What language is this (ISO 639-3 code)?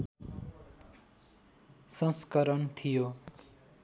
nep